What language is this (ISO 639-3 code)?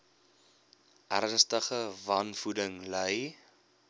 afr